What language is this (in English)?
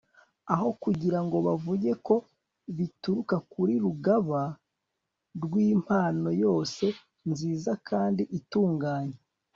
Kinyarwanda